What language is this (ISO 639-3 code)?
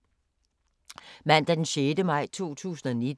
dan